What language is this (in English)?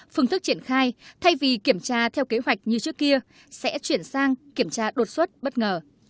Vietnamese